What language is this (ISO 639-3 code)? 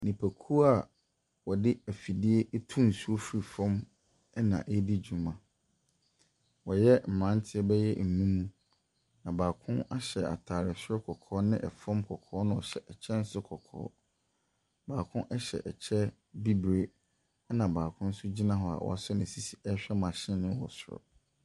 aka